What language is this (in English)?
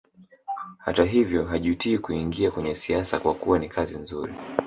Swahili